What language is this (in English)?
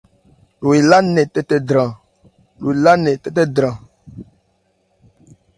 Ebrié